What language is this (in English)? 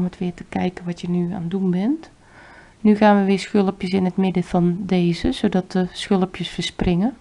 Dutch